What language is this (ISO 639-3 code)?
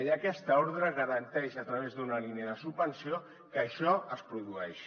cat